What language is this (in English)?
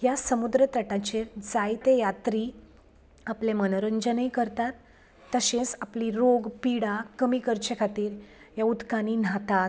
Konkani